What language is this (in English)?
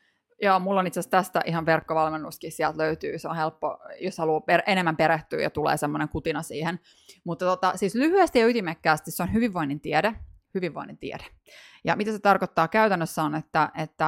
Finnish